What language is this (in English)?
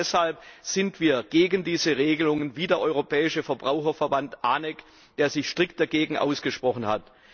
German